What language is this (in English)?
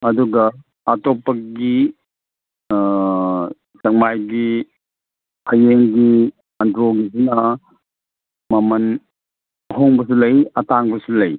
Manipuri